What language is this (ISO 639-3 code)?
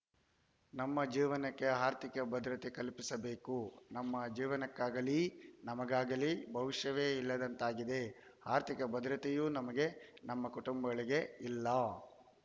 kan